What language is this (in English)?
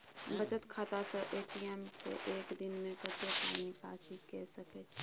Maithili